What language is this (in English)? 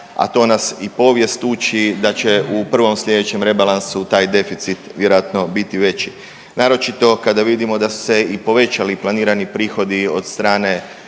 Croatian